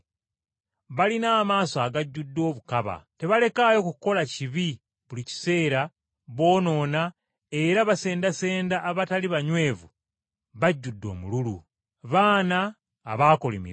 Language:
Ganda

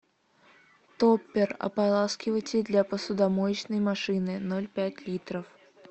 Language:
Russian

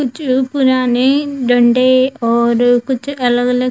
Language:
Hindi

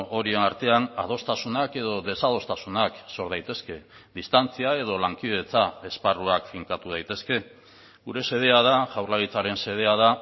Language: Basque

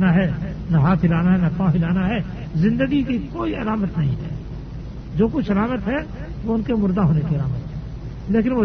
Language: Urdu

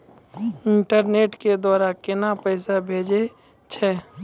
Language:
Maithili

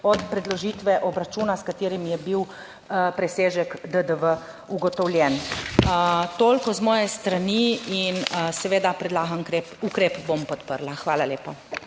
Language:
Slovenian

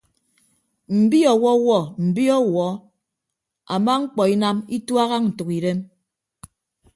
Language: Ibibio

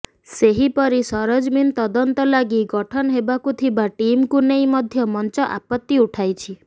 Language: Odia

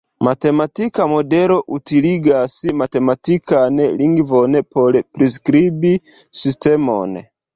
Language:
Esperanto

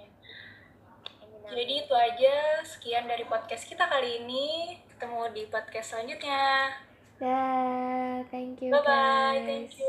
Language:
Indonesian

